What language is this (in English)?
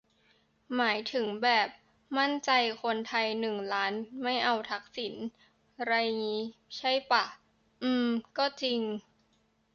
Thai